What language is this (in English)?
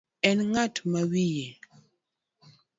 Luo (Kenya and Tanzania)